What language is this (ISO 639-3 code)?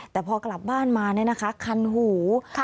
tha